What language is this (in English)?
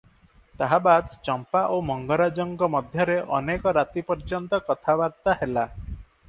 Odia